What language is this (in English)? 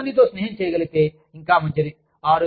Telugu